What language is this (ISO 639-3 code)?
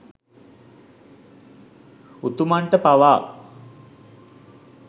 sin